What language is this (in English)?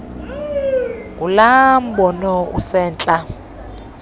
Xhosa